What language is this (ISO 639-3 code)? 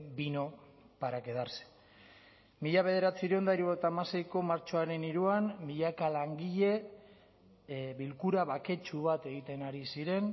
eus